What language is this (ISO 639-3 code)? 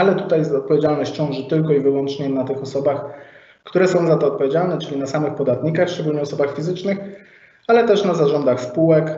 pol